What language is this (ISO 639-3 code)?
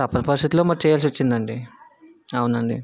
tel